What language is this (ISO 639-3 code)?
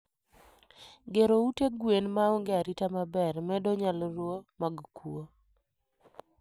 luo